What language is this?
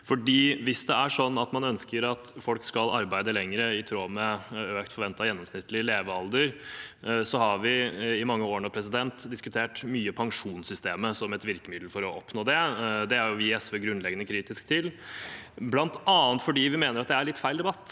Norwegian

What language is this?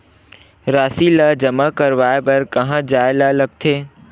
Chhattisgarhi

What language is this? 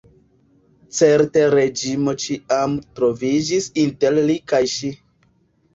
Esperanto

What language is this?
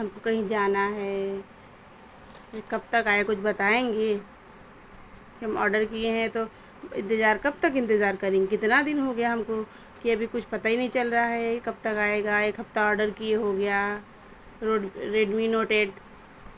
Urdu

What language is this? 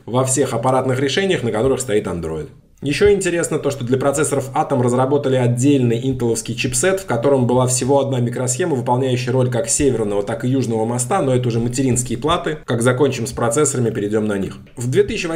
Russian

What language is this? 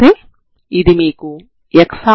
Telugu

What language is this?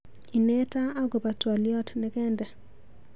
Kalenjin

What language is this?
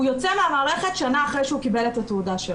Hebrew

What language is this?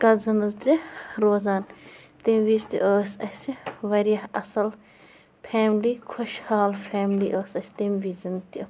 Kashmiri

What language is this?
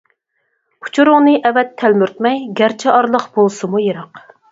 Uyghur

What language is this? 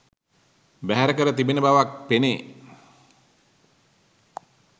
Sinhala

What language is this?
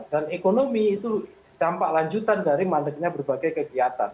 Indonesian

